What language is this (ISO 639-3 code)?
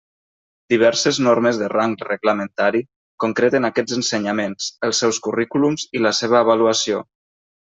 cat